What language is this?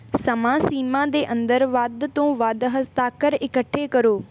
Punjabi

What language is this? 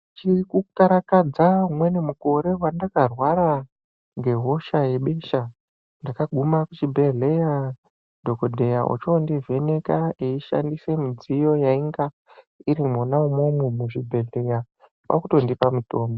Ndau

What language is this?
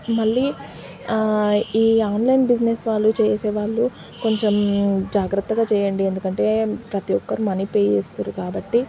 Telugu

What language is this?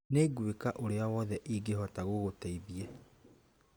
Kikuyu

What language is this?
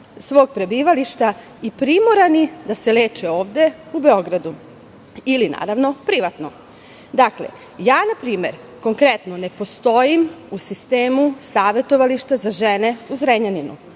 Serbian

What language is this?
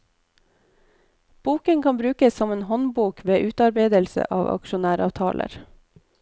Norwegian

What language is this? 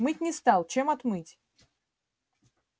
Russian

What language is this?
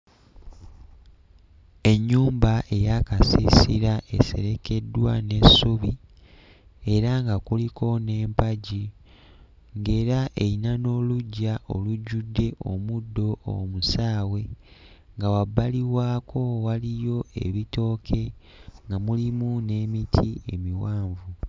Ganda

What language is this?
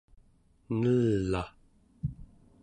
Central Yupik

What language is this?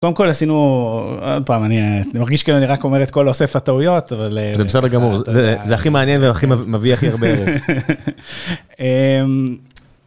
Hebrew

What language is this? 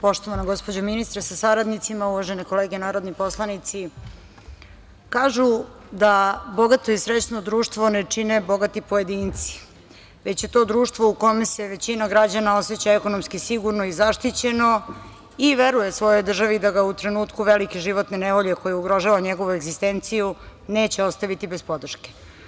Serbian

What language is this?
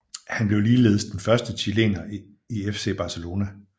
Danish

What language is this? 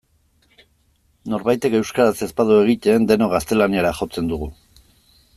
Basque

